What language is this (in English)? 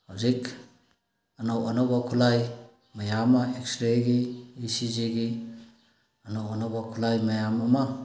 Manipuri